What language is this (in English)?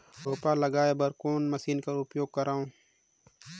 Chhattisgarhi